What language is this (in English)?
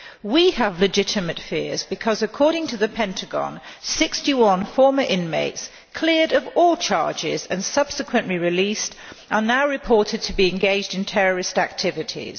English